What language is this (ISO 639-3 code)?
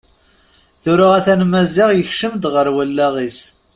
kab